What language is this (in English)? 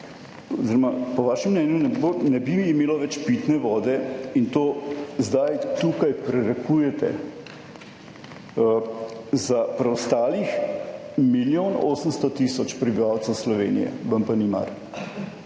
Slovenian